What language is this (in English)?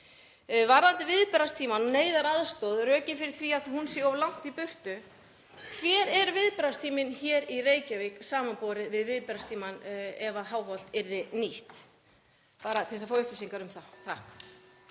Icelandic